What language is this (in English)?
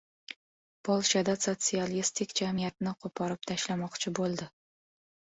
Uzbek